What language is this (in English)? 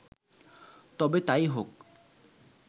Bangla